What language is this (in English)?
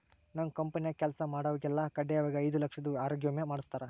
Kannada